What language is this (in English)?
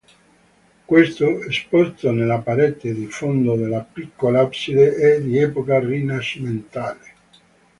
Italian